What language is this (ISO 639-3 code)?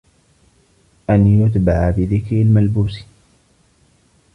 ara